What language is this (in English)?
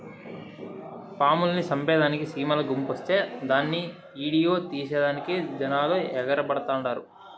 Telugu